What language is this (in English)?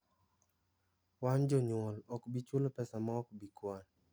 Luo (Kenya and Tanzania)